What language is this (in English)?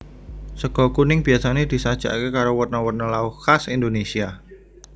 Javanese